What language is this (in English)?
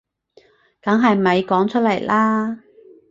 Cantonese